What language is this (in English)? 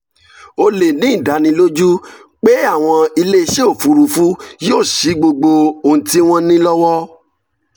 Yoruba